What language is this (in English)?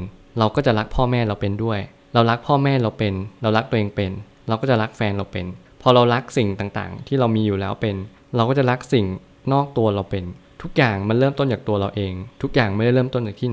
Thai